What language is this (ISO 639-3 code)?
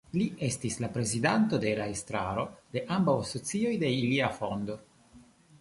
epo